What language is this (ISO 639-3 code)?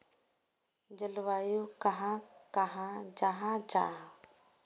mag